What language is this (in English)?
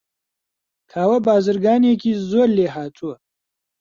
Central Kurdish